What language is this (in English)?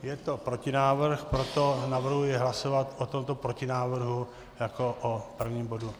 Czech